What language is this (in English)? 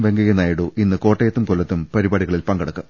Malayalam